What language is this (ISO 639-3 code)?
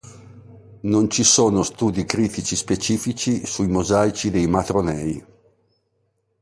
ita